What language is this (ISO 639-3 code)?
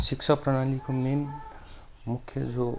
nep